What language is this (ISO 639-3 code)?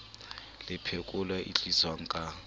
sot